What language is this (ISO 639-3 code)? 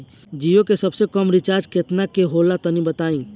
bho